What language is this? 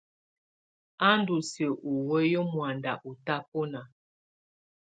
Tunen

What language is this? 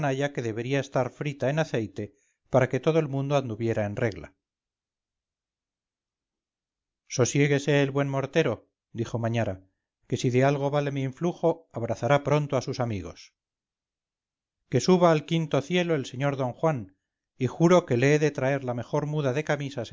Spanish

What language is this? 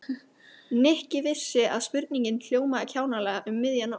Icelandic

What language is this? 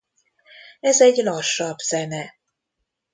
Hungarian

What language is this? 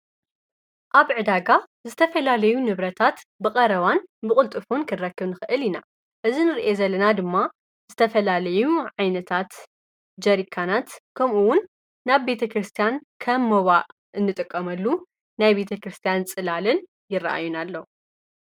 Tigrinya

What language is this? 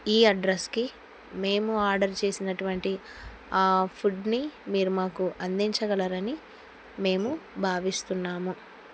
Telugu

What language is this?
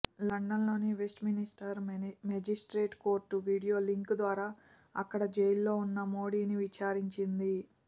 Telugu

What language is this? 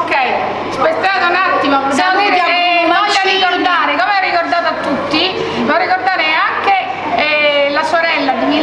Italian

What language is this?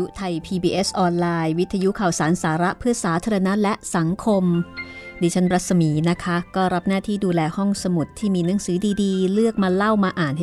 Thai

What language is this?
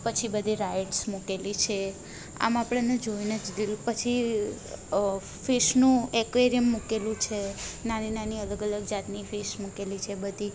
Gujarati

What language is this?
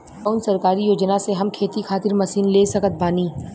Bhojpuri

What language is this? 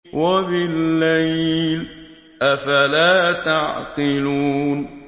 Arabic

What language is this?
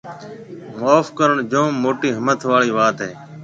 Marwari (Pakistan)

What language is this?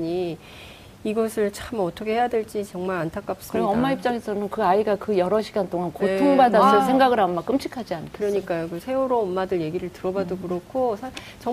Korean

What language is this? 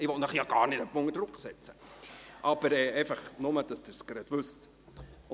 Swiss German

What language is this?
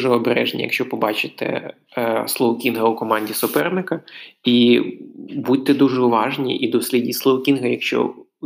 Ukrainian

